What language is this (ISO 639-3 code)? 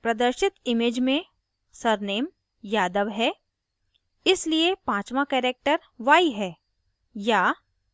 hin